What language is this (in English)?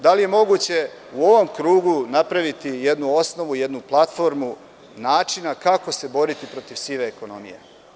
Serbian